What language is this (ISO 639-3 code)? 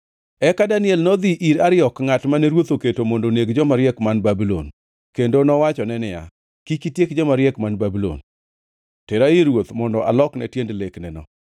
luo